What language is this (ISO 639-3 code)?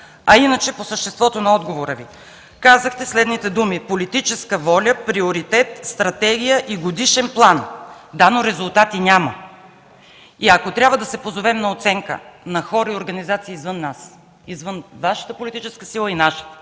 bul